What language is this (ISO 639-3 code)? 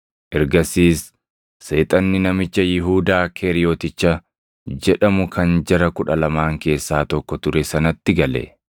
orm